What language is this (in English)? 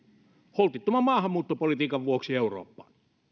Finnish